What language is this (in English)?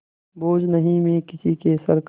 Hindi